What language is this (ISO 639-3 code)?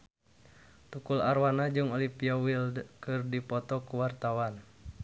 sun